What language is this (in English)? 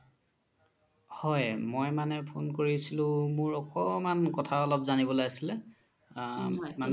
Assamese